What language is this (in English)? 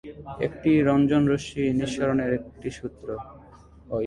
Bangla